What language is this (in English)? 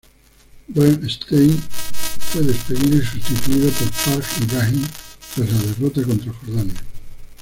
Spanish